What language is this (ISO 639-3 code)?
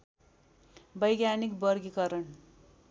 nep